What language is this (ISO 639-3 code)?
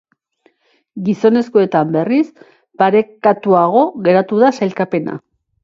eus